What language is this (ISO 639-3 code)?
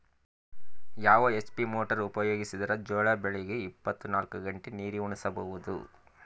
kan